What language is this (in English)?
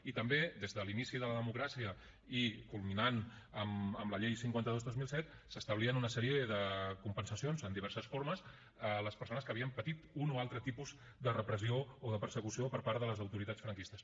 Catalan